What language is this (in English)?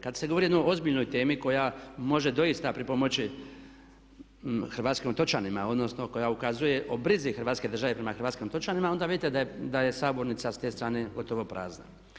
Croatian